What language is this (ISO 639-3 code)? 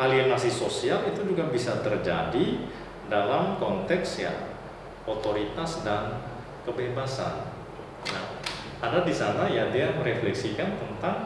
ind